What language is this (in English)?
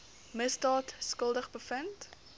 Afrikaans